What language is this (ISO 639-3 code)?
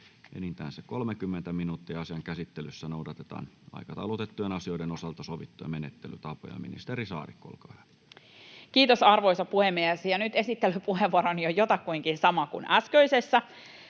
fin